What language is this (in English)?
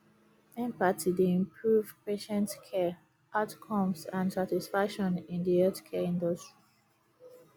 Nigerian Pidgin